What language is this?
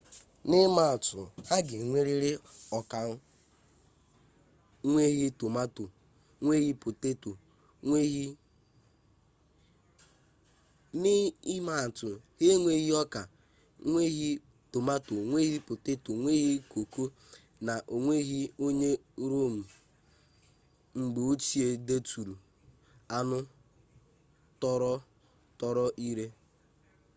Igbo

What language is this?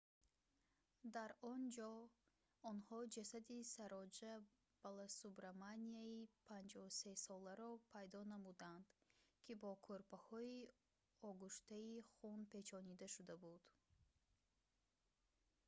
Tajik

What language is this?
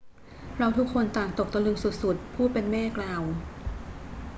Thai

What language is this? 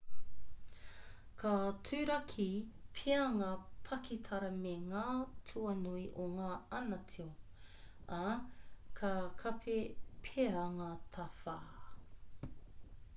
Māori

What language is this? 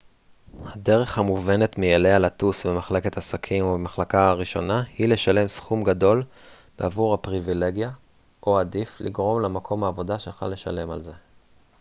Hebrew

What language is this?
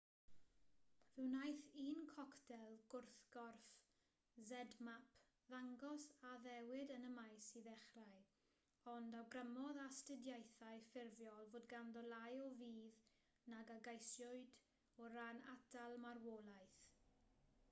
Welsh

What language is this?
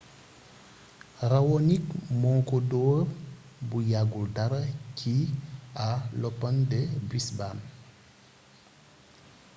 Wolof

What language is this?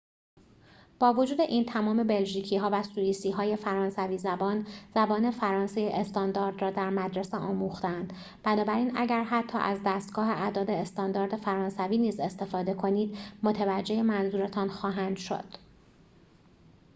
Persian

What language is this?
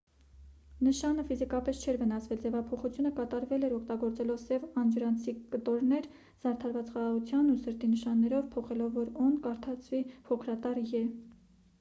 Armenian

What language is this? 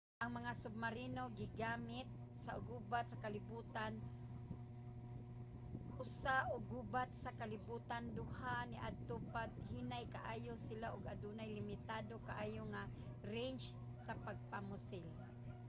Cebuano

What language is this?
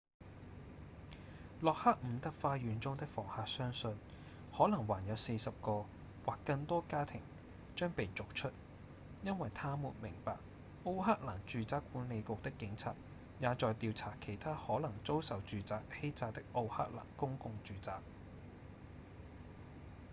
Cantonese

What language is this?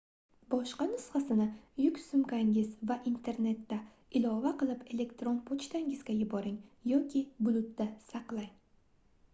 Uzbek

